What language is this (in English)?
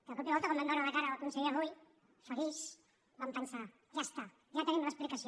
Catalan